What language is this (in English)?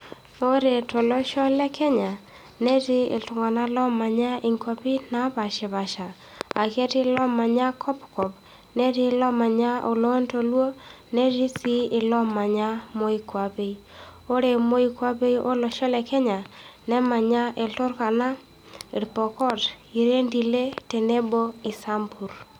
Masai